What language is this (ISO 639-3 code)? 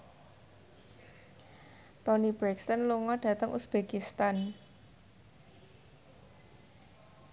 jav